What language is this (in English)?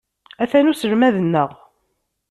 Kabyle